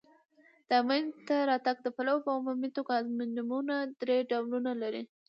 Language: Pashto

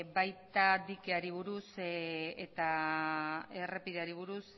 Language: Basque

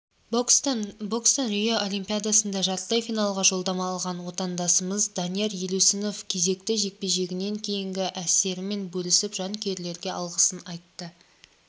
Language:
Kazakh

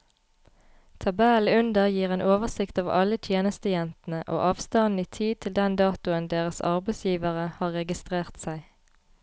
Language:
Norwegian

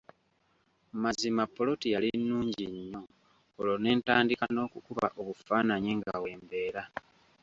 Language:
Ganda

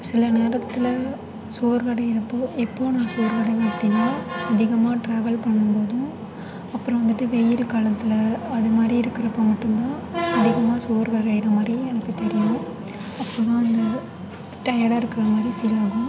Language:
Tamil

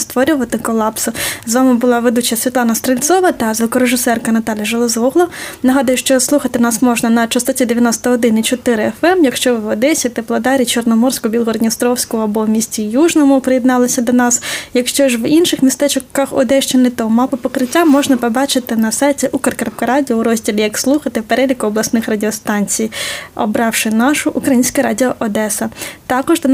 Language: Ukrainian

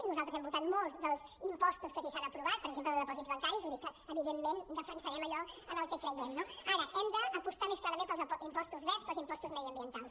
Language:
Catalan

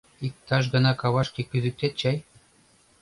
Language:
Mari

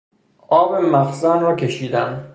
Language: Persian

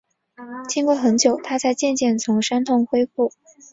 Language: Chinese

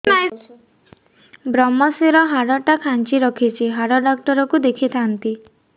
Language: Odia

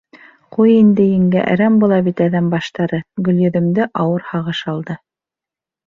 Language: Bashkir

